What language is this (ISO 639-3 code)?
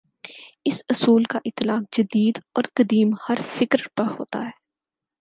urd